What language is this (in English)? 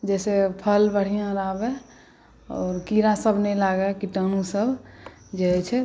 Maithili